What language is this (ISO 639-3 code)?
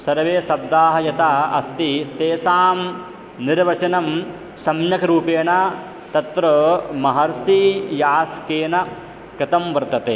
san